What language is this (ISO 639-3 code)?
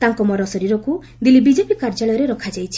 ori